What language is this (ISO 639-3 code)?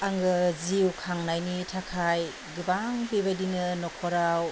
brx